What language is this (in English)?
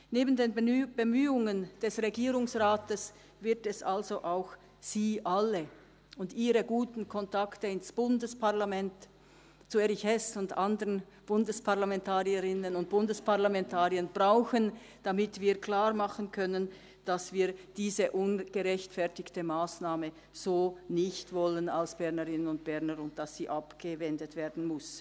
Swiss German